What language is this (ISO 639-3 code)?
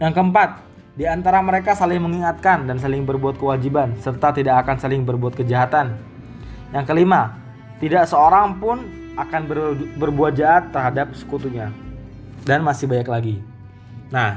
ind